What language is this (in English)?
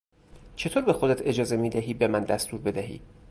Persian